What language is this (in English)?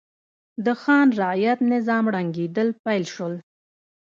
Pashto